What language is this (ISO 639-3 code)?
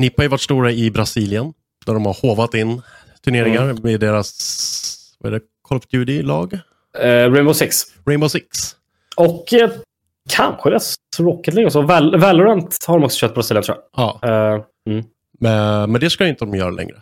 swe